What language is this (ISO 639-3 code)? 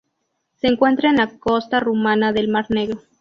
spa